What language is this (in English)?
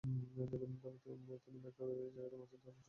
Bangla